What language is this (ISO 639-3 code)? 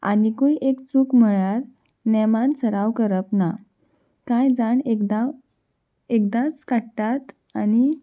kok